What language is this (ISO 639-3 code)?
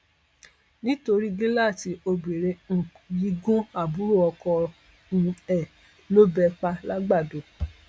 yor